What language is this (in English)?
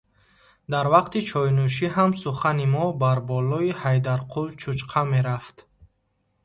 Tajik